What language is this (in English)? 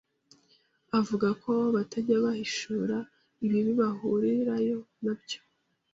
Kinyarwanda